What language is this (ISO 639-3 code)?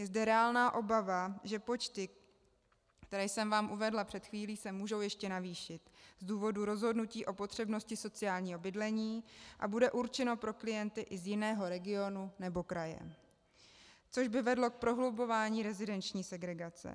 ces